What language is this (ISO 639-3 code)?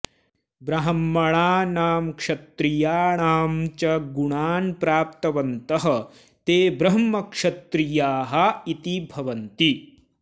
san